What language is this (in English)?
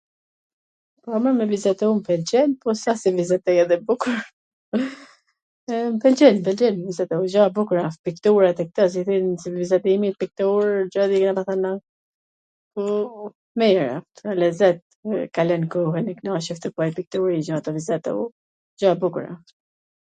Gheg Albanian